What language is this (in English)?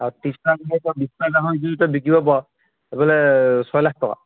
Assamese